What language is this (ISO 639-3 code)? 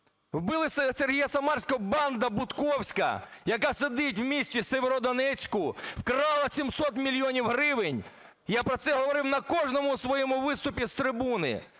ukr